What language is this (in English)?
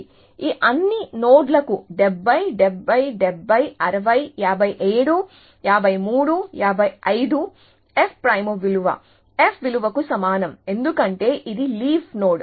Telugu